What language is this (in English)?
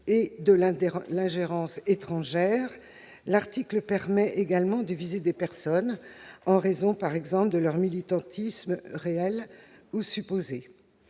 French